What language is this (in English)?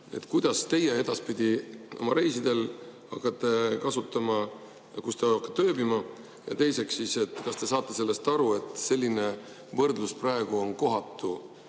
Estonian